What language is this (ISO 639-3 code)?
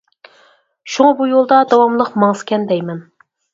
uig